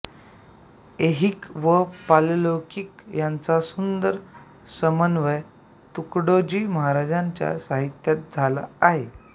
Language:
Marathi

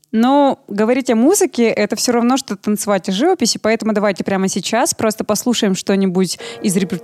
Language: Russian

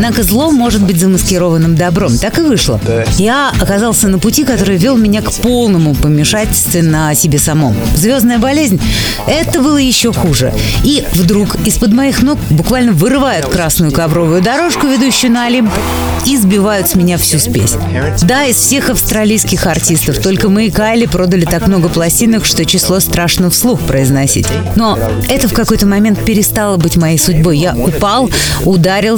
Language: Russian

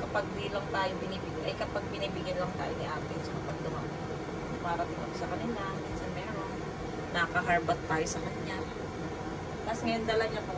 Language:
Filipino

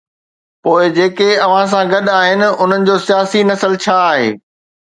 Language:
Sindhi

